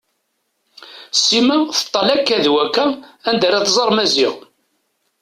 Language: Kabyle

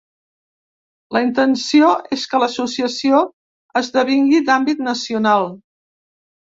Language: Catalan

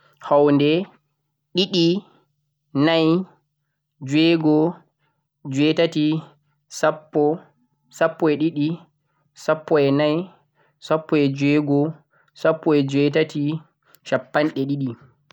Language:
Central-Eastern Niger Fulfulde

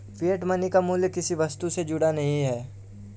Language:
Hindi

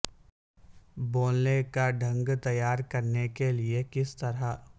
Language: Urdu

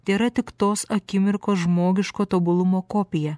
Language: Lithuanian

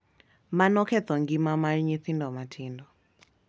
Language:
Luo (Kenya and Tanzania)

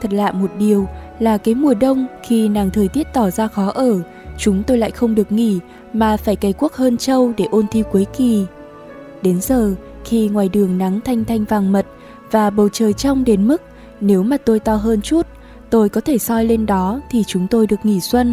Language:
Vietnamese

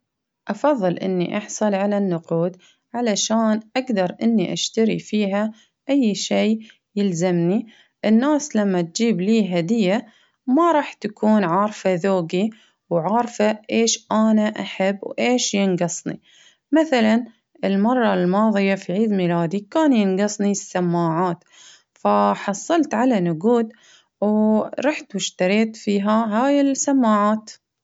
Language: Baharna Arabic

